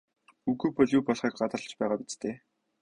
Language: Mongolian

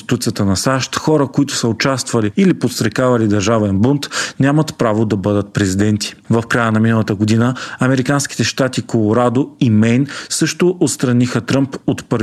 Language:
Bulgarian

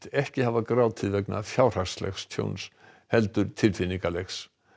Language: Icelandic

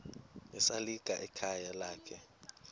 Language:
Xhosa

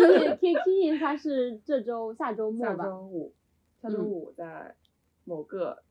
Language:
Chinese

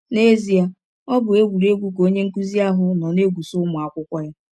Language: Igbo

